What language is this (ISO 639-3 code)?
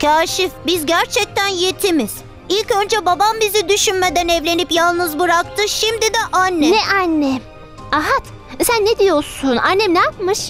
tur